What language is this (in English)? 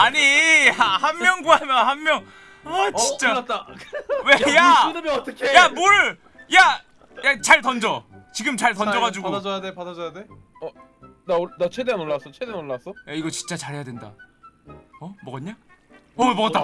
Korean